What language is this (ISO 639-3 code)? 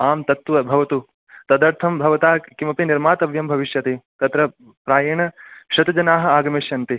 san